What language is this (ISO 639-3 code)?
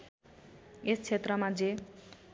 nep